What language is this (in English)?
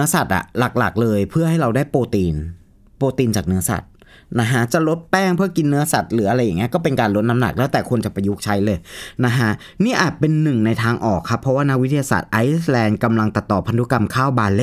Thai